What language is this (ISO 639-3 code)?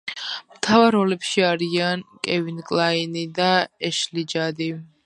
kat